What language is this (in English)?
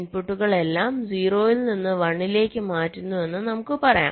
Malayalam